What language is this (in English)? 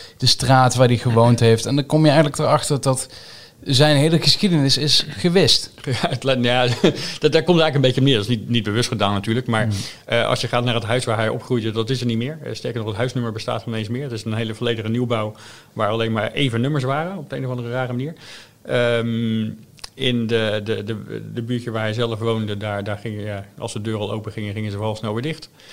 Dutch